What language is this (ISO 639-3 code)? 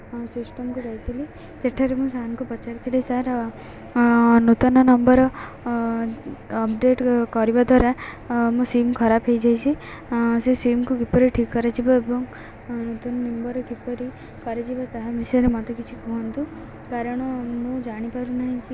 ori